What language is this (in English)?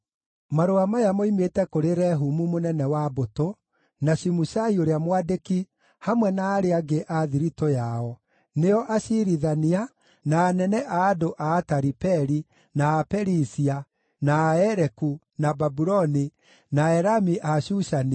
Kikuyu